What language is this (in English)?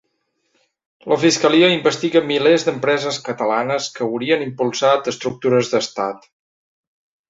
Catalan